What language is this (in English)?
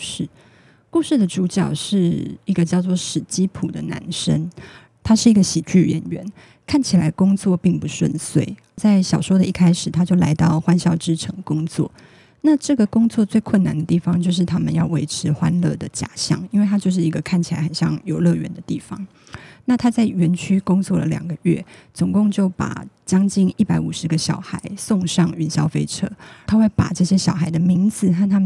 Chinese